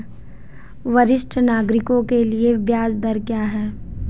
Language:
Hindi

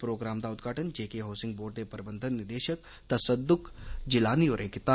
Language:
Dogri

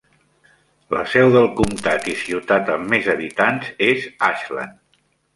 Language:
Catalan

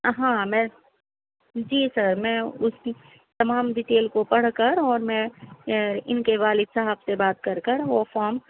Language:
Urdu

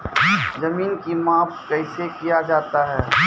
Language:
Maithili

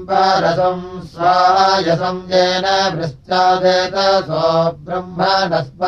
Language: Russian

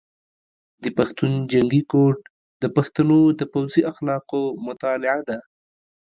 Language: Pashto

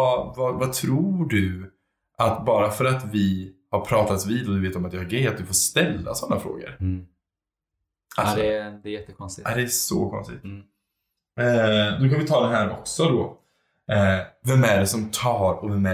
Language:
Swedish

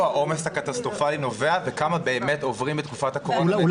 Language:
Hebrew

